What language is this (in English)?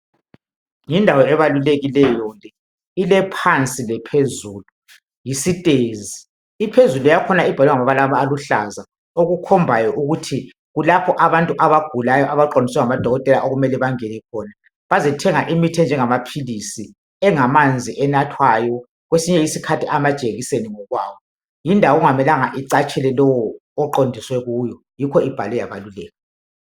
North Ndebele